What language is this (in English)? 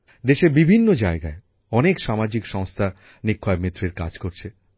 Bangla